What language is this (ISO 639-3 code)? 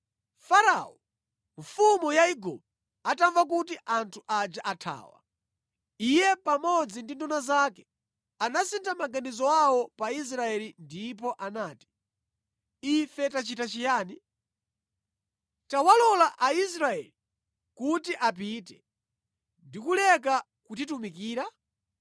nya